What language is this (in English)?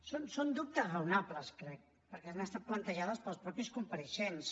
Catalan